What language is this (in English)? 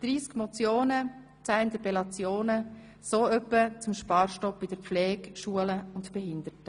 Swiss German